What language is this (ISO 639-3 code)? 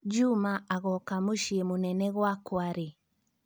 kik